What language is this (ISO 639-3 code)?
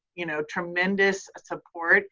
eng